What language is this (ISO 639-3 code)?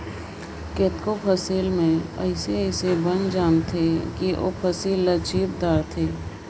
hne